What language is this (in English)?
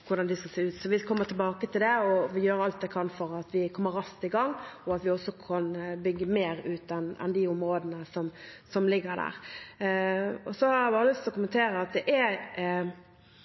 Norwegian Bokmål